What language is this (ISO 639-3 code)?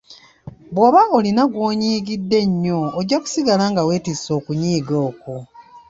lug